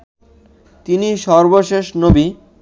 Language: Bangla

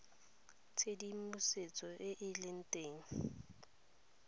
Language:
Tswana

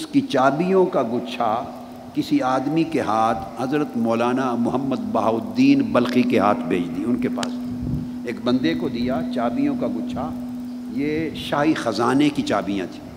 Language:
Urdu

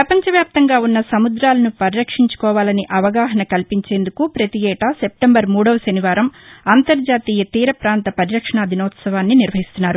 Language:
Telugu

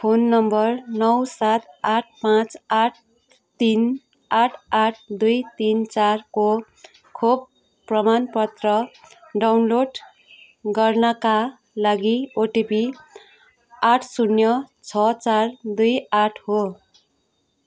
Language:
Nepali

